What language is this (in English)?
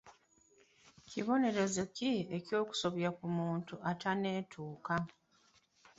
Ganda